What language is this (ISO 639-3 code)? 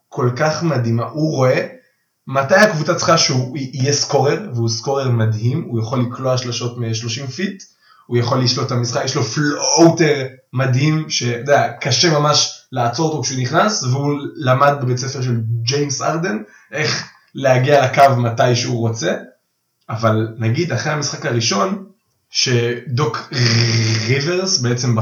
heb